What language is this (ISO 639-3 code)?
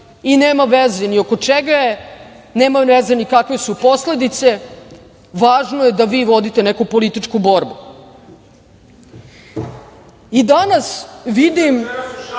srp